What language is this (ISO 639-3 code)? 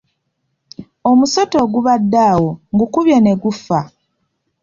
lug